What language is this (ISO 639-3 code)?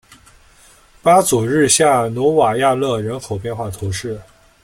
zho